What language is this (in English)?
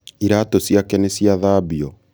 Kikuyu